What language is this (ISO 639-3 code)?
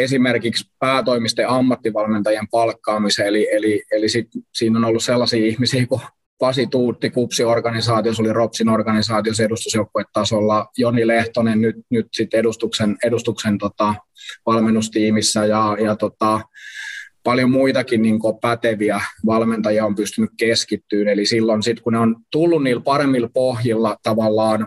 fin